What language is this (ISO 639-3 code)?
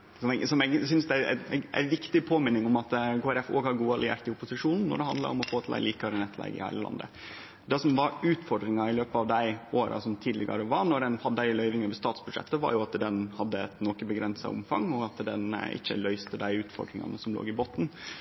nno